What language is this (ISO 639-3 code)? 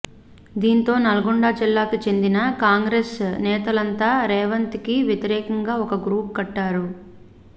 tel